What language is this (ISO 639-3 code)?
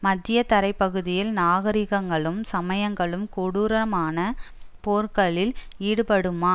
tam